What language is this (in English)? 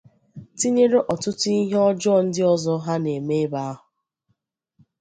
Igbo